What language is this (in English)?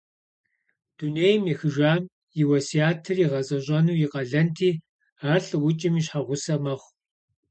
Kabardian